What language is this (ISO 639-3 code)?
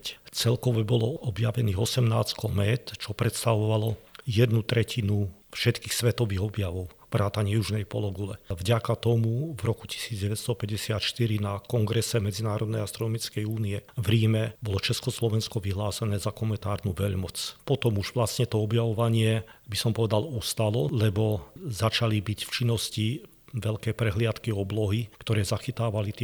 slk